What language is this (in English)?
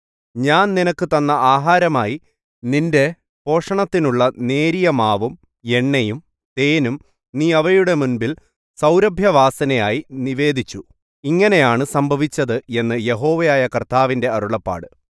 Malayalam